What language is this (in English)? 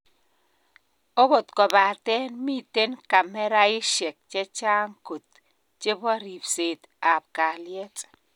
Kalenjin